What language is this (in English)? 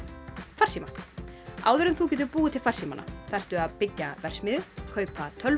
Icelandic